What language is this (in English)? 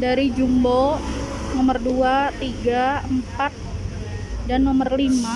Indonesian